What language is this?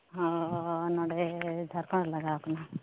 Santali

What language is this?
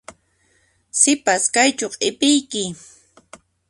Puno Quechua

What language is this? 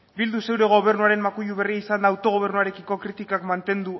Basque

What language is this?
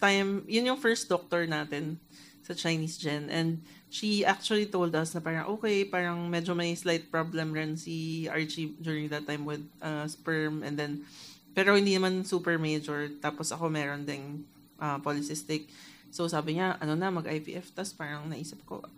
Filipino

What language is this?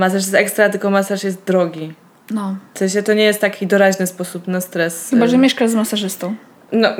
Polish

